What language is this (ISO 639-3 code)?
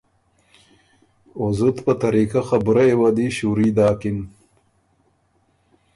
oru